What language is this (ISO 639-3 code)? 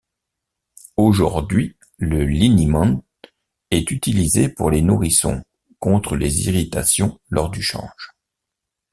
fra